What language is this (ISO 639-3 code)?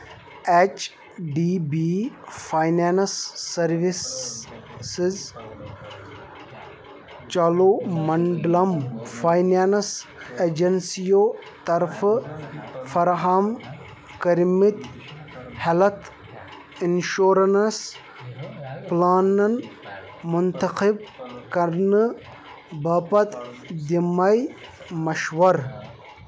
kas